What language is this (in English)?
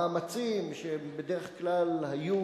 Hebrew